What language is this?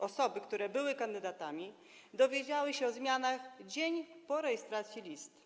Polish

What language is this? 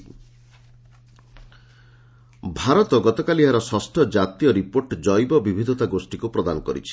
Odia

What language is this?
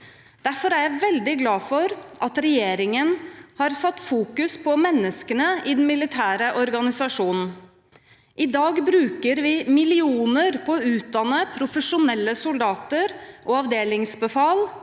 Norwegian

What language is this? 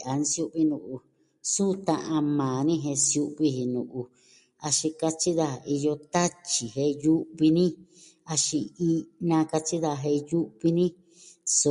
Southwestern Tlaxiaco Mixtec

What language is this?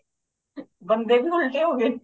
Punjabi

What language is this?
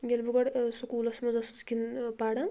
Kashmiri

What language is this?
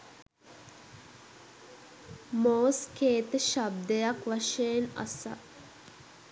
Sinhala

